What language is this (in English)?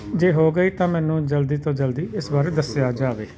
Punjabi